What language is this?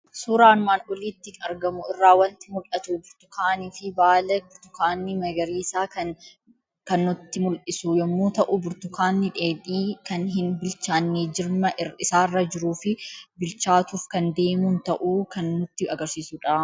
Oromo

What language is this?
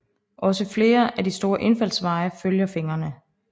Danish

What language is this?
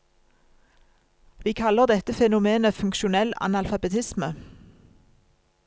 Norwegian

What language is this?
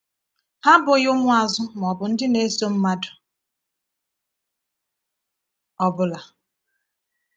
Igbo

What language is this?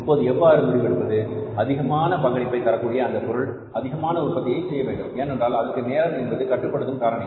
Tamil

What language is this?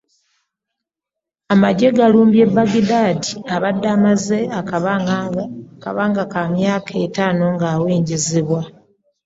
Ganda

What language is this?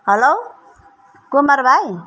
Nepali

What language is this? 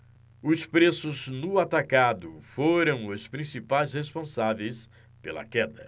Portuguese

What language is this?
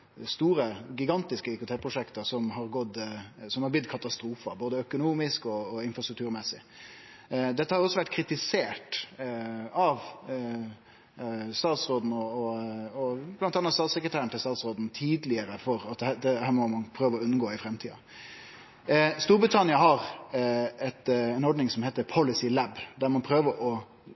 Norwegian Nynorsk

